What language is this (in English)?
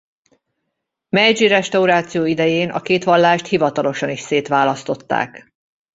Hungarian